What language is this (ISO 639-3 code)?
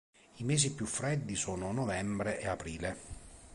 ita